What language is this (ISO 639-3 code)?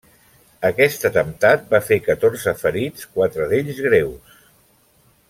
cat